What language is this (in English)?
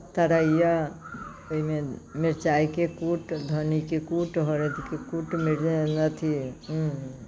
Maithili